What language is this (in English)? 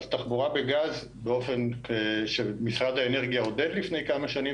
Hebrew